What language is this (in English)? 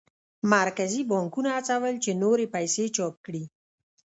Pashto